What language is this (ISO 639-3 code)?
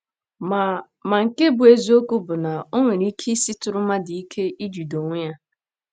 ibo